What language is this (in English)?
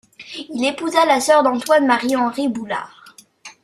French